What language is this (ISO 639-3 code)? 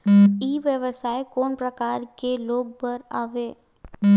hne